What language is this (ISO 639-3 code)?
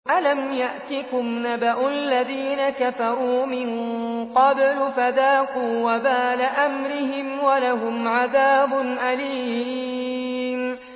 ara